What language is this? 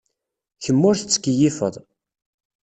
Kabyle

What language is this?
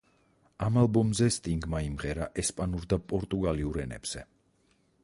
Georgian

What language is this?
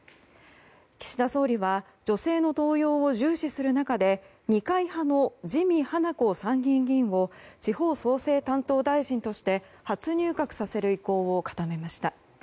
Japanese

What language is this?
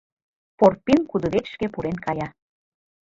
Mari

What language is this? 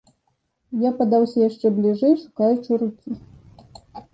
Belarusian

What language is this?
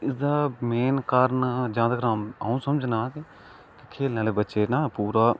Dogri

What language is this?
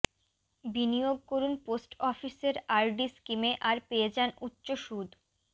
Bangla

